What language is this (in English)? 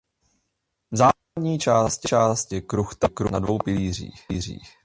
Czech